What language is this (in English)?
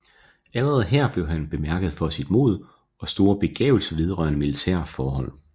Danish